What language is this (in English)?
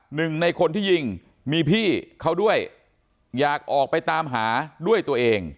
Thai